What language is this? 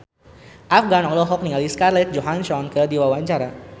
Sundanese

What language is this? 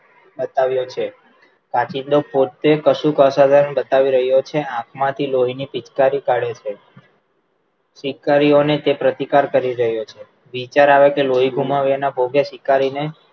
Gujarati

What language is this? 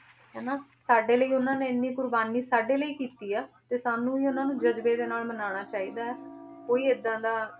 Punjabi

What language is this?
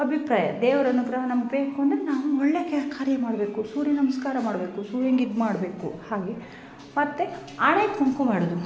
Kannada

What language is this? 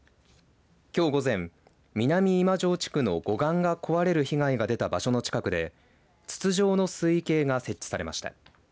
Japanese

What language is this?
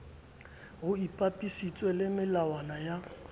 Southern Sotho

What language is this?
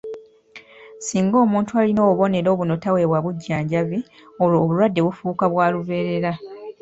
Ganda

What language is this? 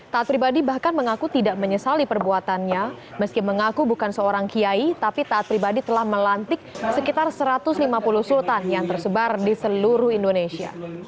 Indonesian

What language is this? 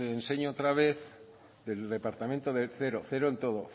Spanish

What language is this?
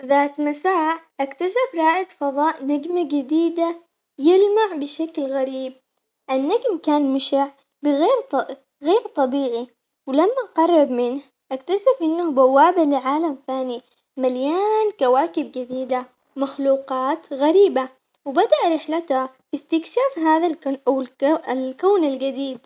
Omani Arabic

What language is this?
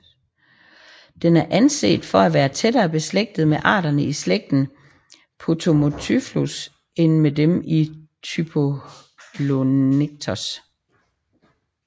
Danish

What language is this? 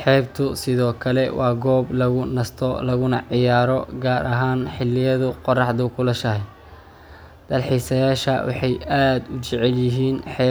Somali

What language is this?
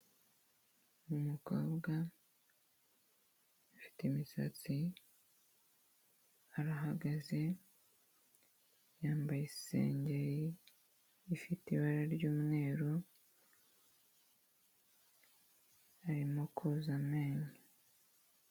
Kinyarwanda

